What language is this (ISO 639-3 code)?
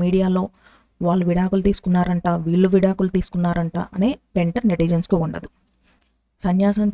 tel